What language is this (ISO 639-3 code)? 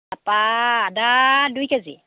asm